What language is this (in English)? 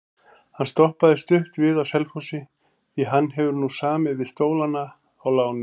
Icelandic